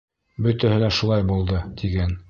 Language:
Bashkir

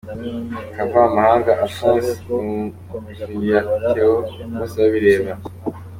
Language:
Kinyarwanda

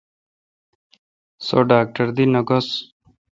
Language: Kalkoti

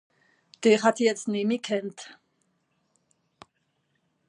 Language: Swiss German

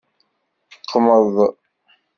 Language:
Kabyle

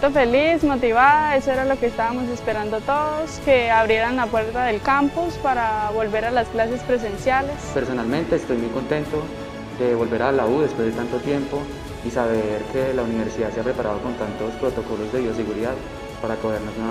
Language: Spanish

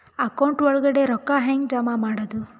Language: Kannada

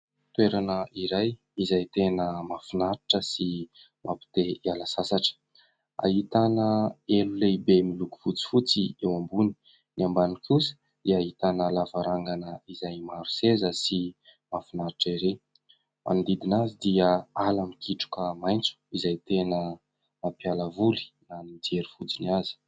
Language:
Malagasy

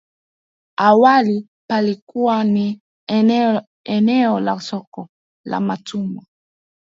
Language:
Swahili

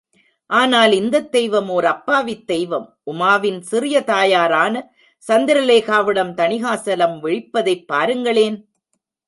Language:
Tamil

